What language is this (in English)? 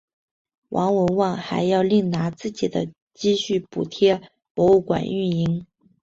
Chinese